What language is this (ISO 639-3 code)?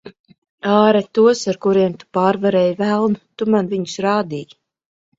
lav